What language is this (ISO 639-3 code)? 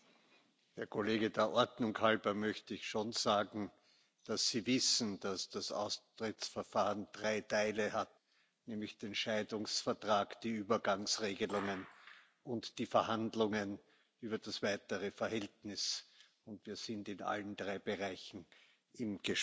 deu